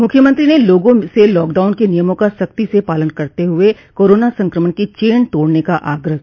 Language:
Hindi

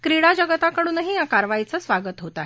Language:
Marathi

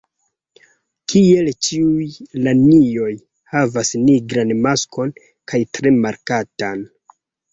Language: Esperanto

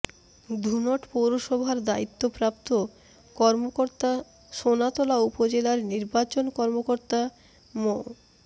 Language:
Bangla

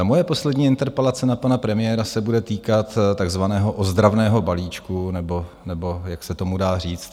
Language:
Czech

